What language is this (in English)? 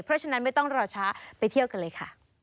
Thai